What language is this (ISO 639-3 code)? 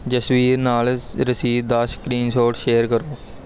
pan